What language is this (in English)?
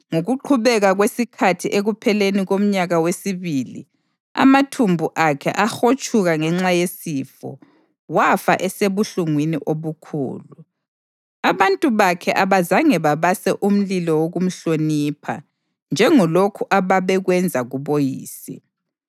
North Ndebele